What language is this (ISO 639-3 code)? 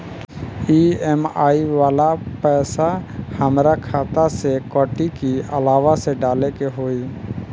bho